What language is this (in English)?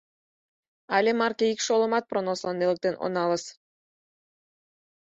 Mari